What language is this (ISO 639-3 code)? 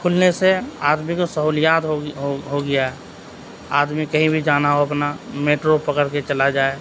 urd